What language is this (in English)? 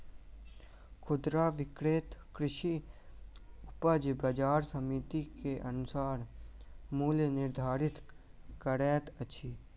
Maithili